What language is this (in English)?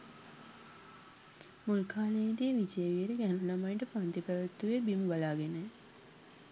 Sinhala